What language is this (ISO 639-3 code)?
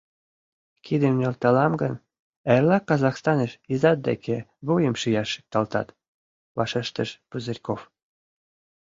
chm